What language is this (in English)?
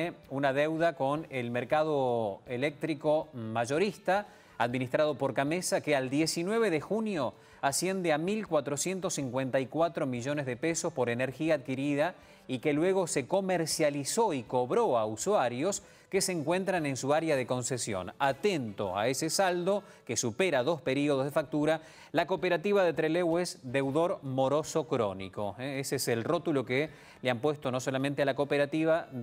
Spanish